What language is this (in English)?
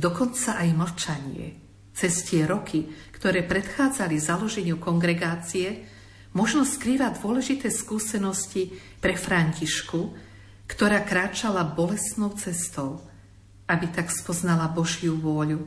Slovak